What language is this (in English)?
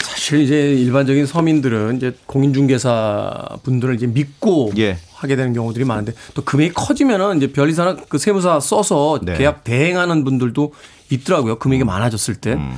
Korean